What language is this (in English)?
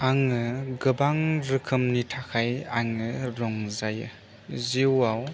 Bodo